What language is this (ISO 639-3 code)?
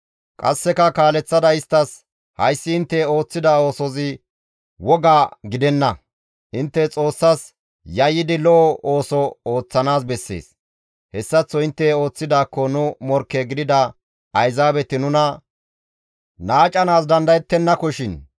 gmv